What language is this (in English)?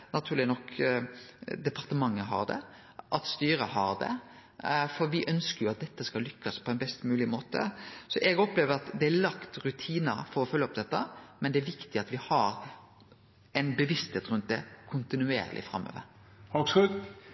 Norwegian Nynorsk